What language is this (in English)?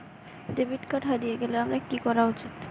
Bangla